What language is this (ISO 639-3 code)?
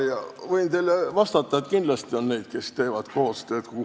est